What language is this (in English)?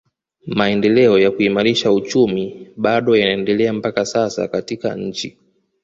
Swahili